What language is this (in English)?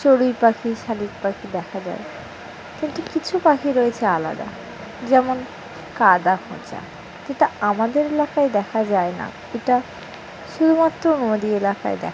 Bangla